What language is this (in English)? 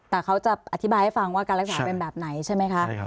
Thai